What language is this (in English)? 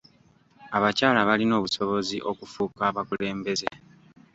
Ganda